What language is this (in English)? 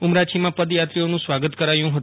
Gujarati